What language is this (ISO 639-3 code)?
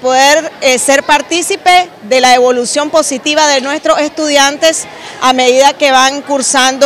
spa